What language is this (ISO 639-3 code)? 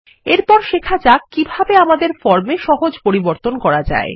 ben